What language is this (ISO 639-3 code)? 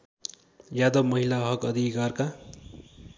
nep